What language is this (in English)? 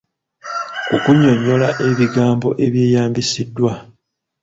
Ganda